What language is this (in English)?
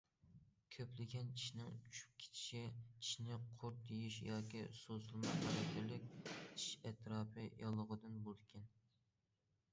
Uyghur